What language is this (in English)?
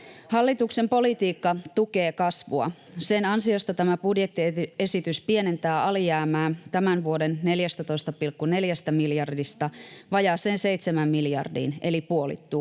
Finnish